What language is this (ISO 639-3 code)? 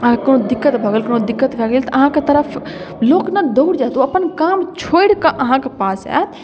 mai